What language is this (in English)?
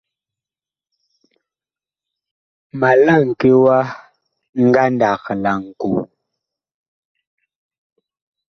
Bakoko